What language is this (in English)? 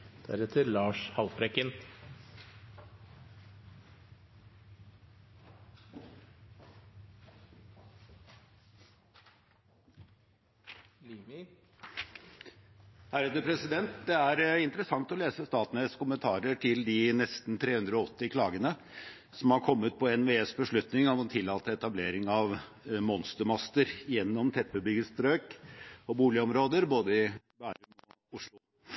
Norwegian Bokmål